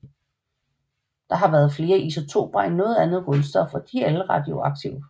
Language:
Danish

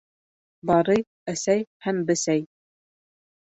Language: Bashkir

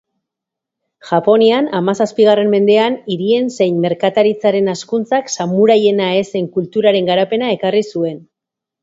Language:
Basque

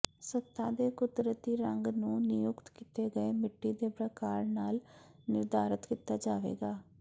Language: Punjabi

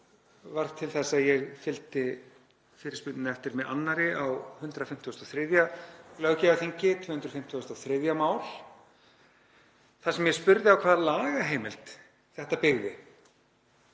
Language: Icelandic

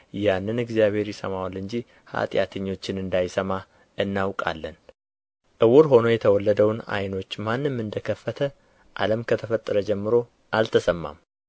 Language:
Amharic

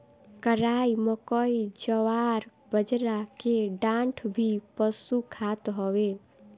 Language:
Bhojpuri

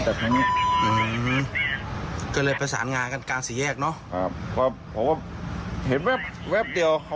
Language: Thai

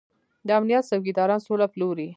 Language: Pashto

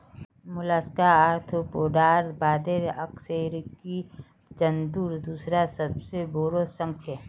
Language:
Magahi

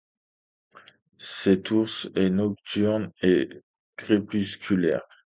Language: French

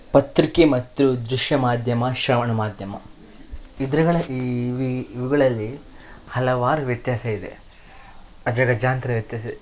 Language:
Kannada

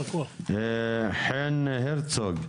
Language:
Hebrew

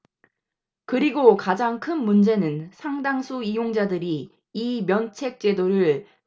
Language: Korean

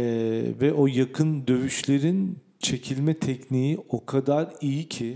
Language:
Turkish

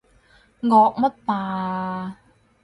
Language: Cantonese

